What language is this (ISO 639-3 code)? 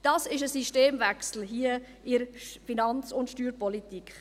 gsw